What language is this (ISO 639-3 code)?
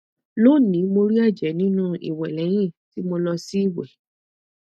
yor